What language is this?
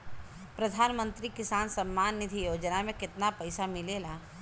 Bhojpuri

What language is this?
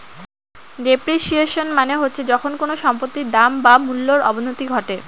Bangla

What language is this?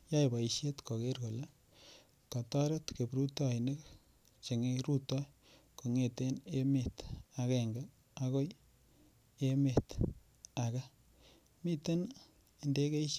Kalenjin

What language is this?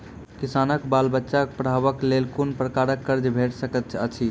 Maithili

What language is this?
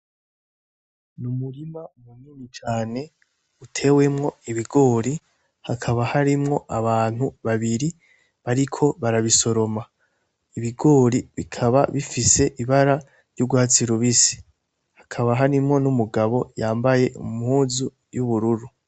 Rundi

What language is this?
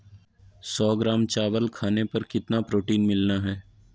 Magahi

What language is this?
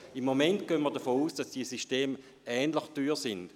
Swiss German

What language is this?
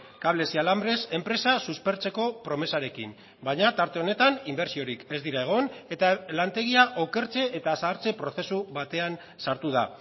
Basque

